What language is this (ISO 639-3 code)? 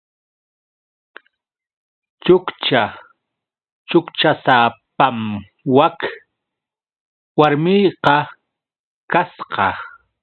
qux